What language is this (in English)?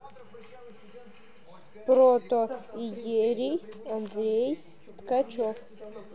Russian